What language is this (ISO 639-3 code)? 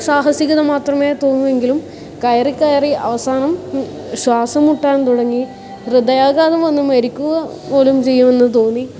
mal